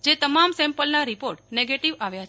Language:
Gujarati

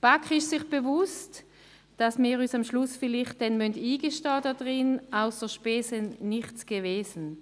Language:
Swiss German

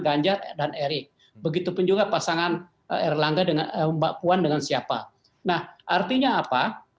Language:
Indonesian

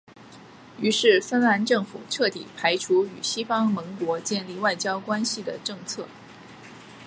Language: Chinese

